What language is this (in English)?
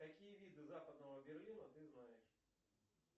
Russian